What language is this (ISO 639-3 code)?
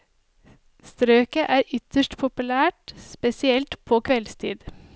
nor